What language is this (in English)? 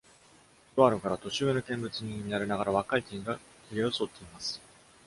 Japanese